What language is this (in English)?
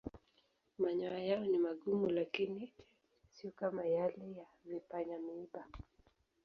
Swahili